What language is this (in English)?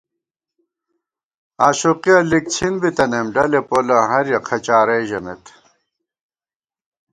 Gawar-Bati